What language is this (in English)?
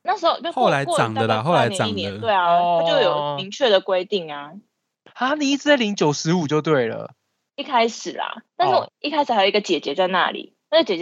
Chinese